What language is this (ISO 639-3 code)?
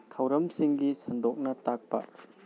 mni